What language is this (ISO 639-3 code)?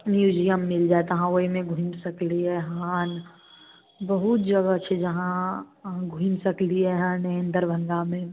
mai